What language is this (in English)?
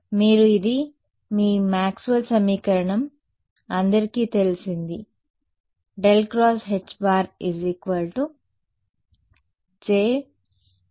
Telugu